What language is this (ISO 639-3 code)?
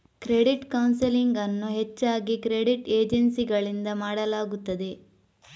kan